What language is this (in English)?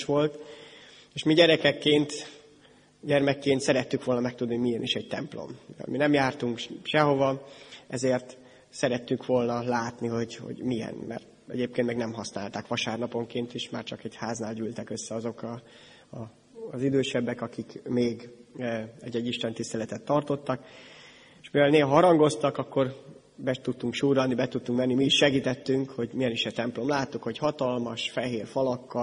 Hungarian